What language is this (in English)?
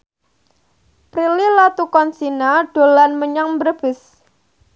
Javanese